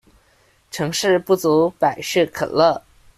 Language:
Chinese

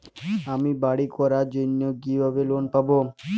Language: Bangla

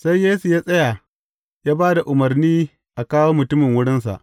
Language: Hausa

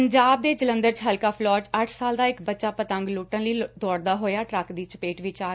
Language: Punjabi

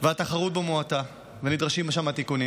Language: Hebrew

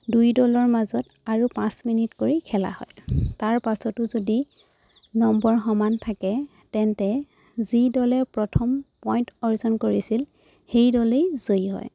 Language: Assamese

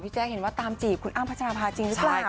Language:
Thai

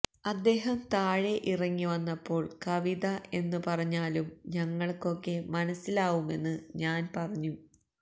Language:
Malayalam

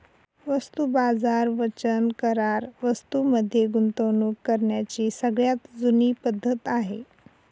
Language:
Marathi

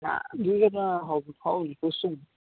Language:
Odia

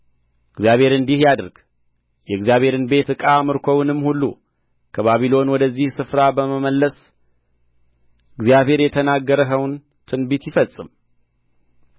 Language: Amharic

